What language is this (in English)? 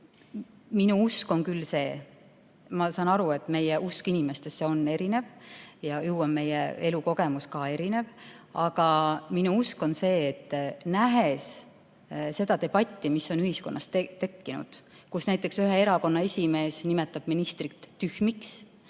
Estonian